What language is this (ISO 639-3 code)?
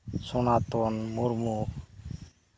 sat